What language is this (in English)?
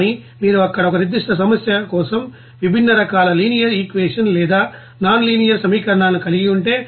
Telugu